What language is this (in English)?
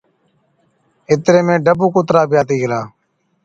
Od